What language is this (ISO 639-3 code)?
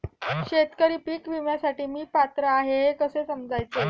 mar